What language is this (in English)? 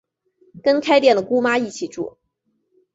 Chinese